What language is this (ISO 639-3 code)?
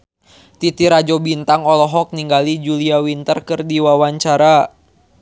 sun